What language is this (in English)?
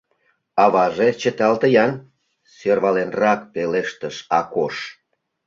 Mari